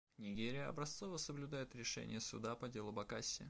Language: Russian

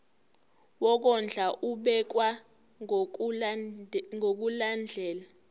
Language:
Zulu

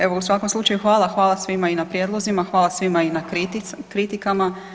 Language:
Croatian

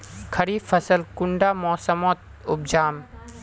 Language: Magahi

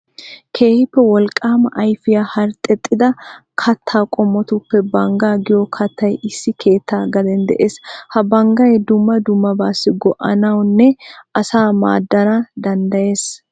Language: Wolaytta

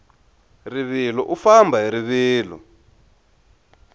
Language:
Tsonga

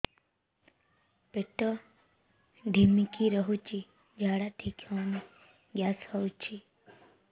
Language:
Odia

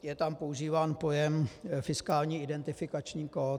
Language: Czech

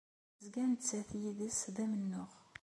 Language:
Kabyle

